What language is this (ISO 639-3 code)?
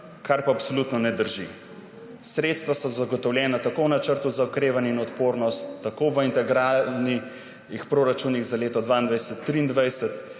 slv